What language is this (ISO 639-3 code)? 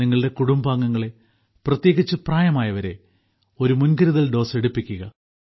mal